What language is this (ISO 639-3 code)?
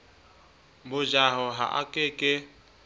sot